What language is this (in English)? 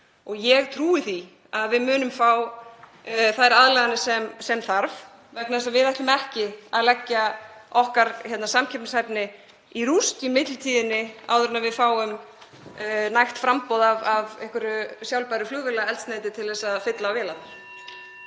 Icelandic